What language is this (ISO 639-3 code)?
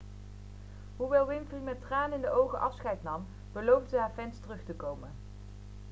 nld